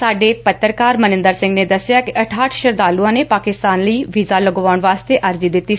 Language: Punjabi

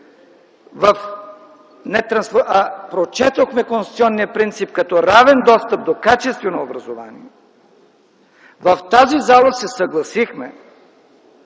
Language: Bulgarian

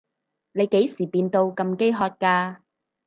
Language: Cantonese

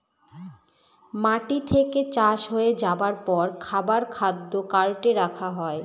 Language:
Bangla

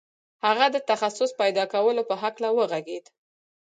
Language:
Pashto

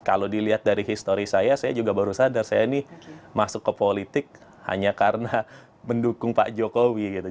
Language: Indonesian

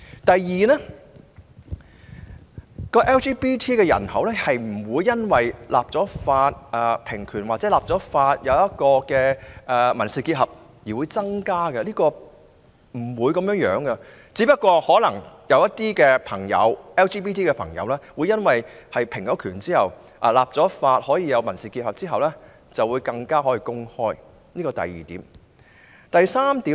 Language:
Cantonese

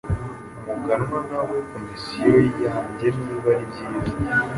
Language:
Kinyarwanda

